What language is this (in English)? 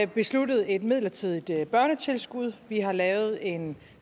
Danish